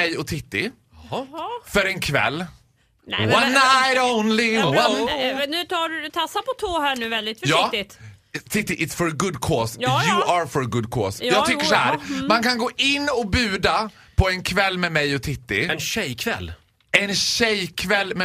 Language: Swedish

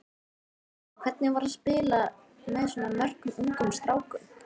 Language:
Icelandic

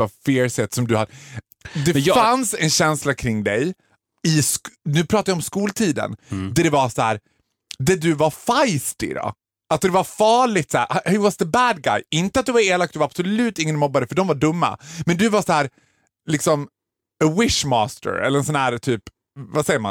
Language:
Swedish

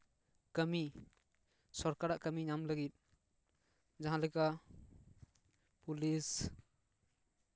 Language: Santali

